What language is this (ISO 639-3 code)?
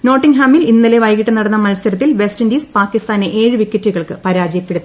mal